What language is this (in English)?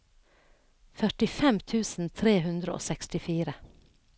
Norwegian